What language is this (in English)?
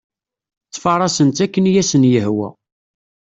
Kabyle